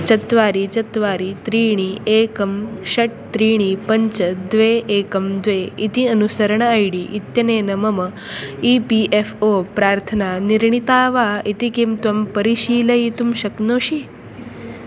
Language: Sanskrit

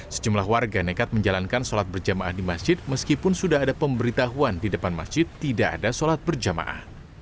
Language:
Indonesian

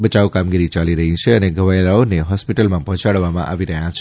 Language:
Gujarati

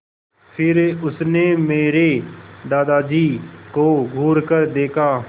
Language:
Hindi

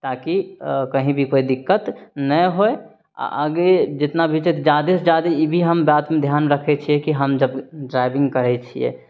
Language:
Maithili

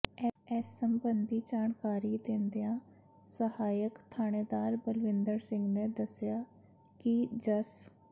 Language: Punjabi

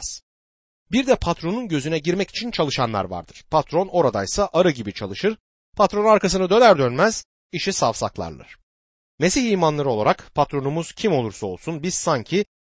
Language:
Turkish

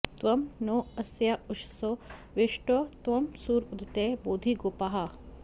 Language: Sanskrit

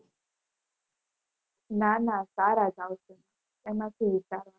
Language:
Gujarati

